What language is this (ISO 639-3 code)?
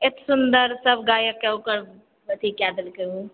mai